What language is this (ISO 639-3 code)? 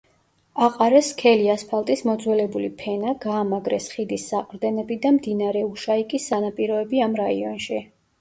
kat